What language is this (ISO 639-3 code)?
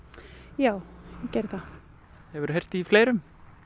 isl